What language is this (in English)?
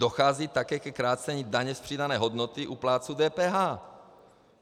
Czech